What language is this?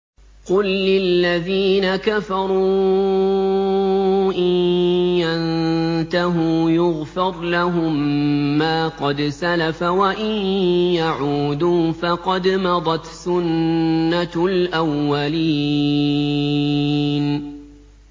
Arabic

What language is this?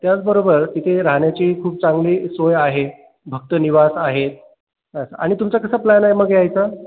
Marathi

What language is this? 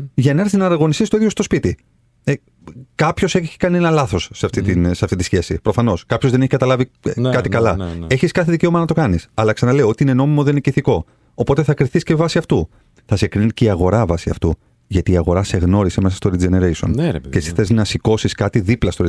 Greek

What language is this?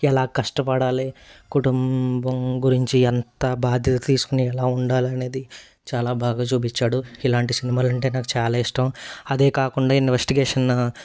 Telugu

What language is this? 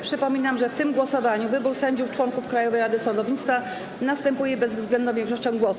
Polish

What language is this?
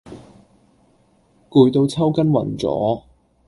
Cantonese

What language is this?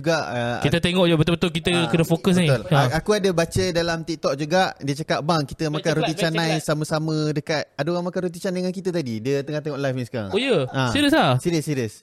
Malay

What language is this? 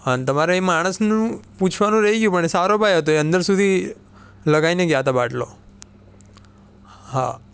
Gujarati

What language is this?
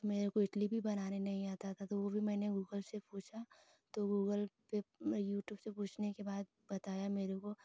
Hindi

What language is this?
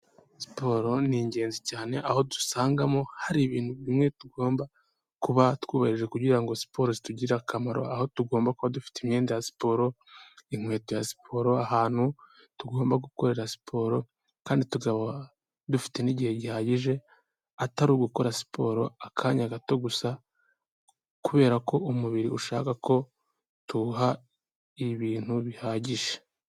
Kinyarwanda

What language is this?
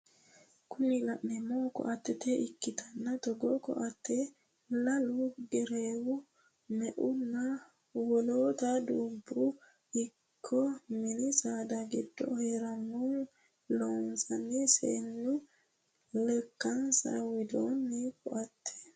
Sidamo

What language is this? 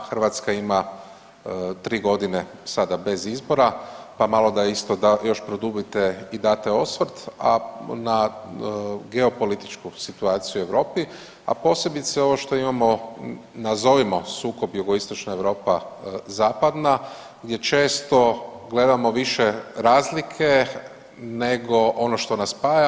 Croatian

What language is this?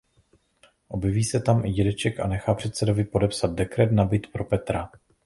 Czech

